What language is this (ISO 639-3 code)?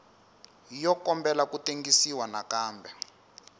tso